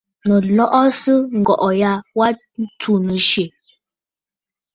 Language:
Bafut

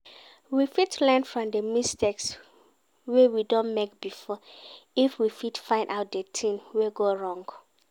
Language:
Nigerian Pidgin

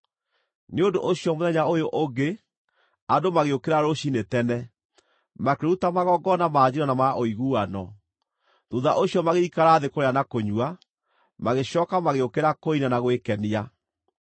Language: Kikuyu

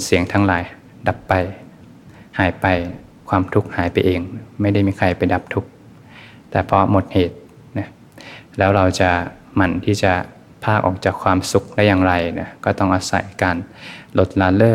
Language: Thai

